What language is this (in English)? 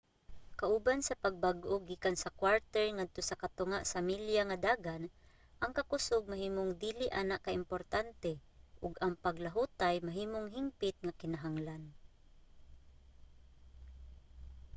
Cebuano